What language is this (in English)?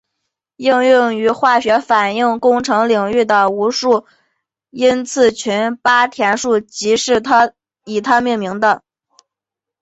Chinese